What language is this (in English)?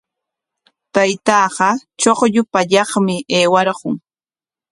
Corongo Ancash Quechua